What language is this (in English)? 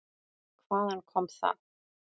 Icelandic